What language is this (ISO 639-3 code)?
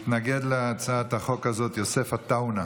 heb